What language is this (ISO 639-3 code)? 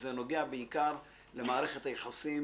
heb